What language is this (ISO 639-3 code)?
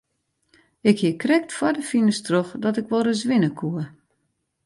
fry